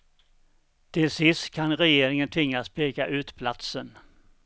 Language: Swedish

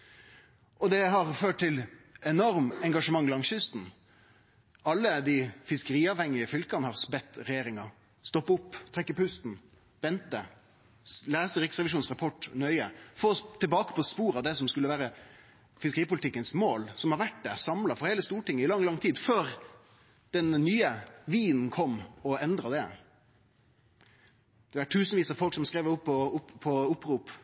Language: Norwegian Nynorsk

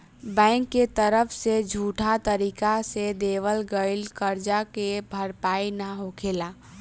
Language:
Bhojpuri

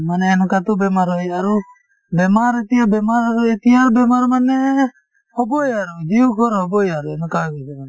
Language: Assamese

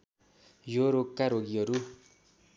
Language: Nepali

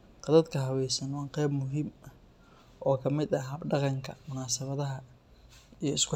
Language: Somali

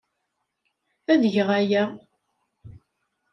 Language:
Kabyle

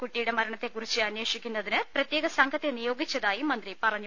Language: Malayalam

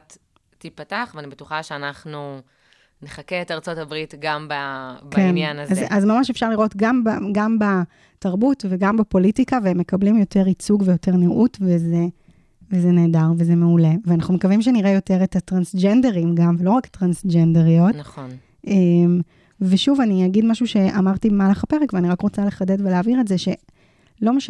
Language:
Hebrew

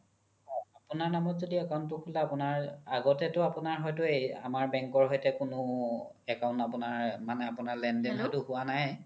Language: Assamese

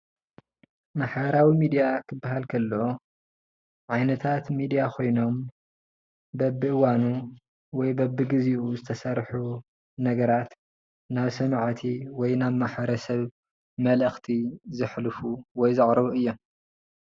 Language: Tigrinya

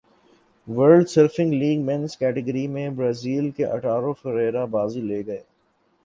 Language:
Urdu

